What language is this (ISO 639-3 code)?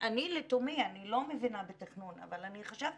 heb